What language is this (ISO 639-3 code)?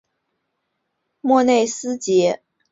zho